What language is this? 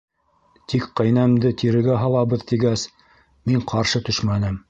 Bashkir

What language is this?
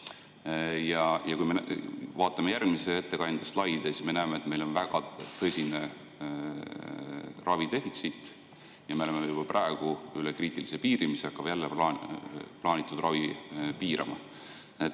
Estonian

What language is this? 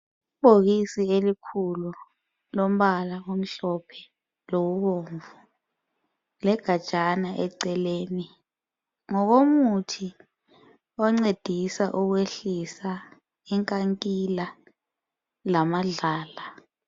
North Ndebele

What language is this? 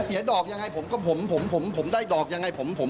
Thai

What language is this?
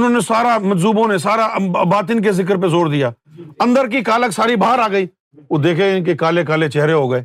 Urdu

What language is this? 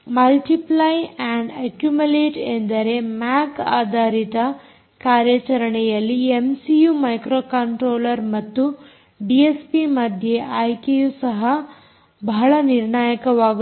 Kannada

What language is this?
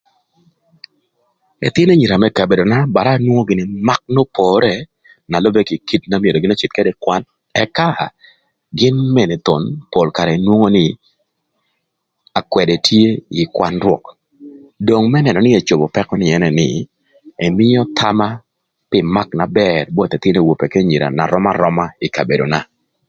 Thur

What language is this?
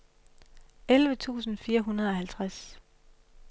Danish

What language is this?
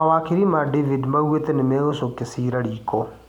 Kikuyu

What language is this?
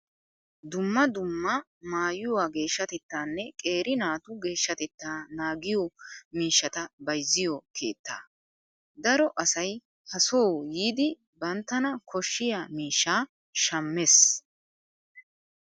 Wolaytta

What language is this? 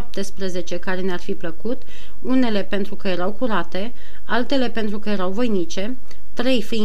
Romanian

